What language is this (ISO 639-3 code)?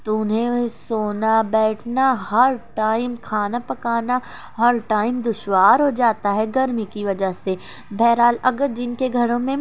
urd